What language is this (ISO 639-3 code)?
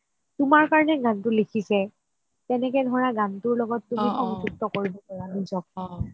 asm